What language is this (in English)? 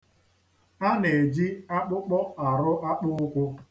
Igbo